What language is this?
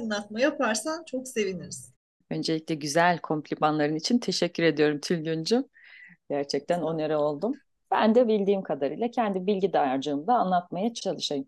Turkish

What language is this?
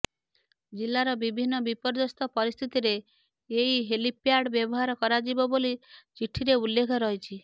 Odia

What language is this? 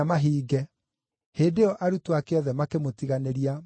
Kikuyu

